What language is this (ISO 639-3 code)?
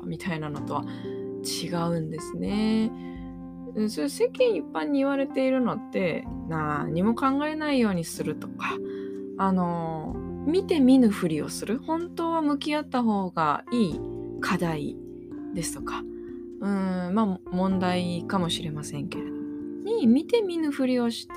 jpn